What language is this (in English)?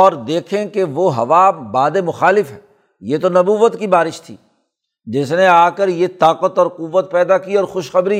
Urdu